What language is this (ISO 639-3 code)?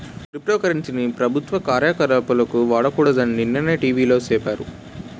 tel